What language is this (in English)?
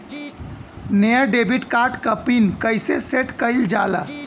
Bhojpuri